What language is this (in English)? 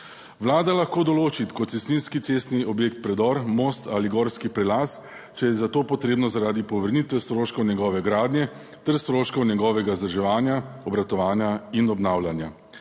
Slovenian